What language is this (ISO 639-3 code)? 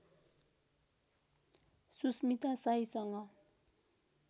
nep